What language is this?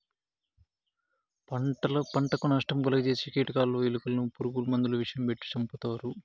Telugu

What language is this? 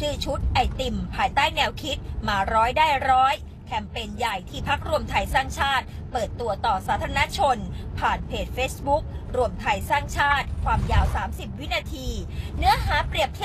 Thai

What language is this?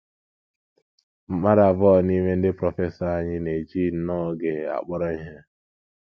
Igbo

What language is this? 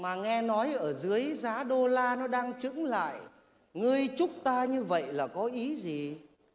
Vietnamese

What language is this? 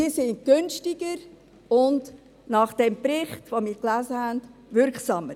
Swiss German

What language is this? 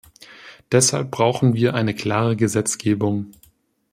German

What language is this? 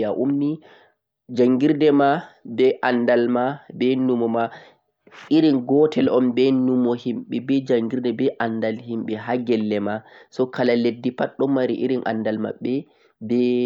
Central-Eastern Niger Fulfulde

